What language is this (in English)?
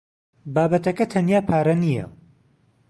Central Kurdish